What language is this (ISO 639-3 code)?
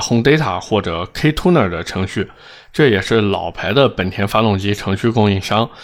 zho